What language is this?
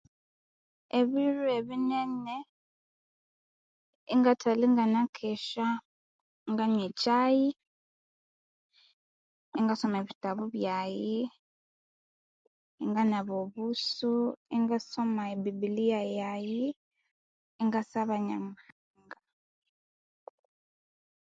Konzo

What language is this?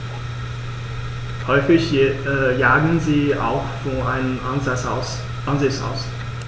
German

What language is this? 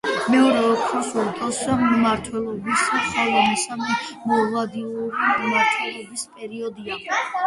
Georgian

